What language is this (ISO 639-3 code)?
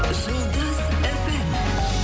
kaz